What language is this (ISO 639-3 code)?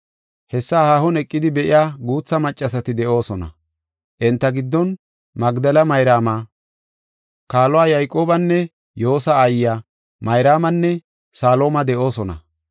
gof